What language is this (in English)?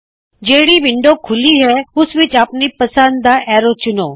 Punjabi